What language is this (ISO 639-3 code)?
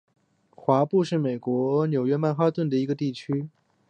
zho